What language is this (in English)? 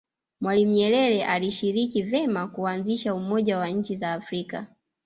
Swahili